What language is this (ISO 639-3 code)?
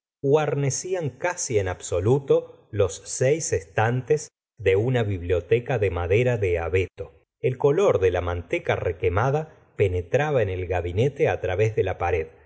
spa